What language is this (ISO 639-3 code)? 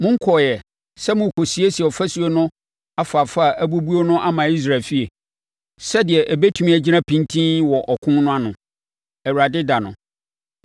aka